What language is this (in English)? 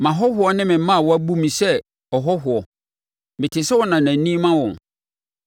Akan